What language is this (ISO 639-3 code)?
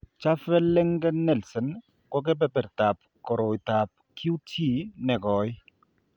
kln